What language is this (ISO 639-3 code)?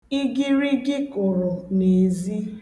ibo